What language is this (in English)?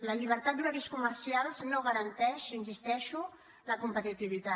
Catalan